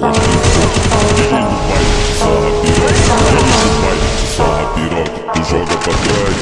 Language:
English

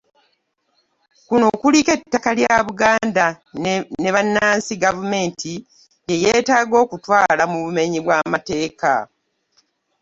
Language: Ganda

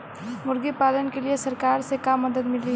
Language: Bhojpuri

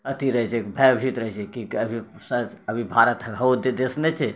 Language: Maithili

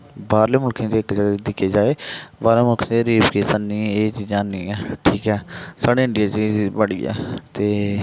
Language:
Dogri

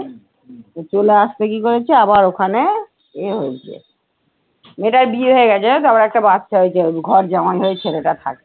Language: Bangla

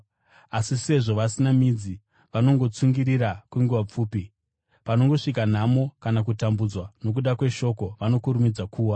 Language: Shona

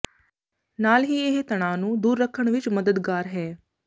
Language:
Punjabi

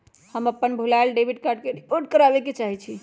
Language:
Magahi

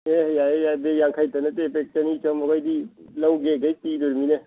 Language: Manipuri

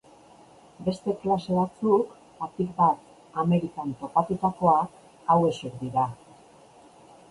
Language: Basque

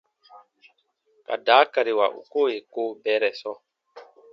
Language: Baatonum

